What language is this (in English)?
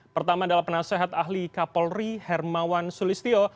Indonesian